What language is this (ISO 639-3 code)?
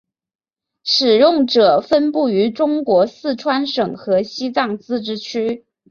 zho